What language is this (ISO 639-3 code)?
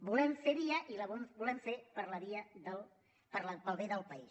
cat